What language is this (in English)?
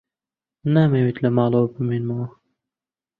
Central Kurdish